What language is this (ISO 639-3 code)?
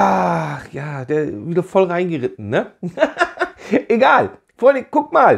deu